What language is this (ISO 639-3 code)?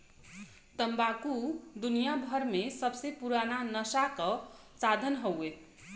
bho